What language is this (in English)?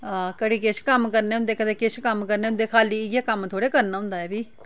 Dogri